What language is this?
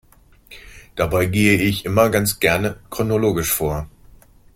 German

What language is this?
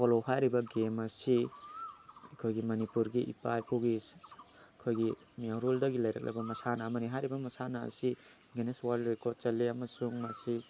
Manipuri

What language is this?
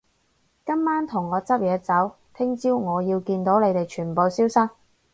Cantonese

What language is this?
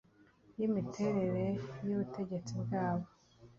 Kinyarwanda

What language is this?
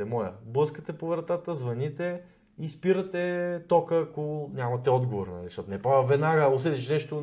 Bulgarian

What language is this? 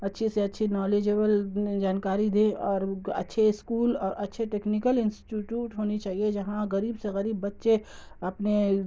Urdu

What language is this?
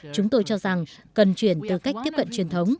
Vietnamese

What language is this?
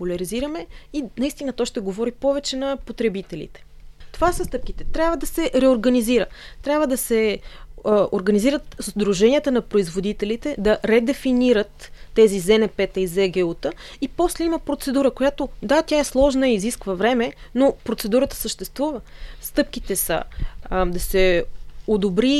Bulgarian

